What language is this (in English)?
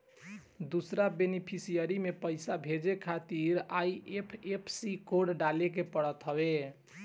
Bhojpuri